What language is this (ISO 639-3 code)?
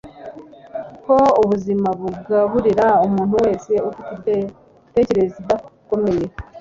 kin